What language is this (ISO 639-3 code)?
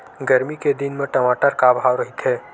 hne